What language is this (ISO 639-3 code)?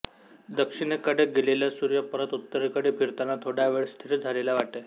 mar